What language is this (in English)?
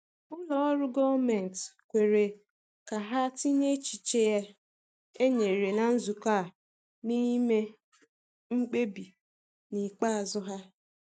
Igbo